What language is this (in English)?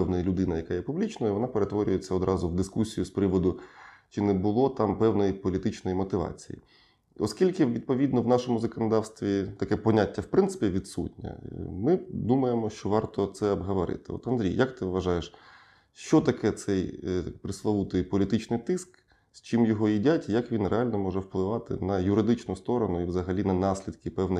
Ukrainian